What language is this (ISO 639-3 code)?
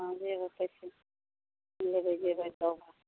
mai